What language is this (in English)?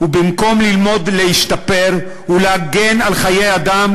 Hebrew